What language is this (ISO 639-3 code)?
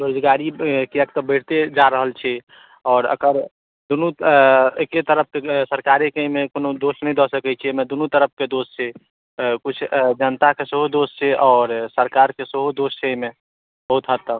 mai